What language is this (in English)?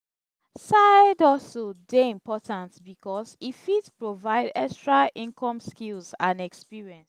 Nigerian Pidgin